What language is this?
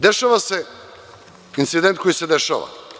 Serbian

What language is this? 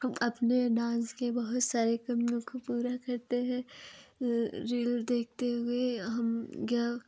Hindi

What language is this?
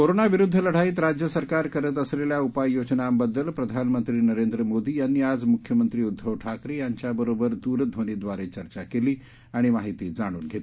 Marathi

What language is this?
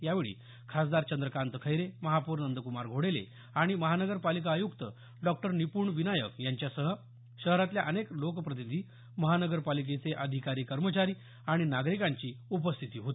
Marathi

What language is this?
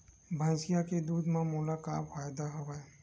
Chhattisgarhi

